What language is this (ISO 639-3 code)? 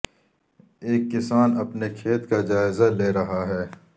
urd